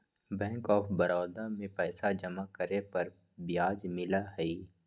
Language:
Magahi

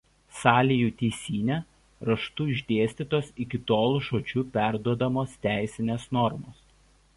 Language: Lithuanian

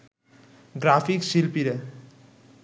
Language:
Bangla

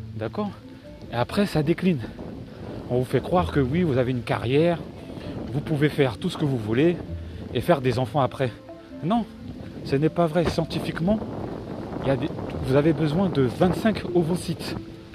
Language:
French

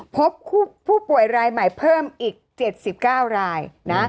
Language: Thai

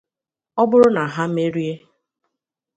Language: Igbo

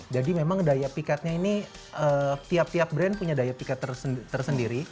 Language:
Indonesian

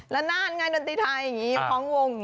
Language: Thai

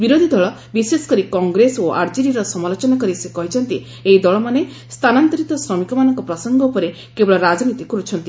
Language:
Odia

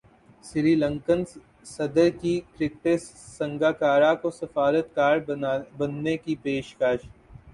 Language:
Urdu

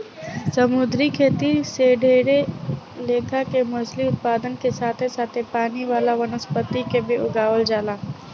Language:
Bhojpuri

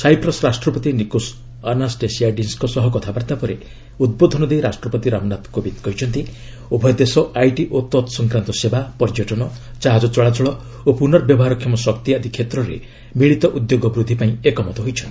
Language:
Odia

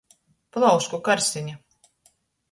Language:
Latgalian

